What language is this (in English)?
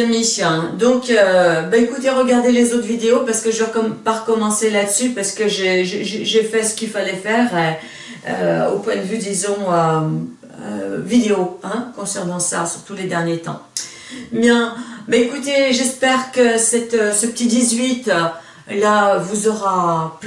French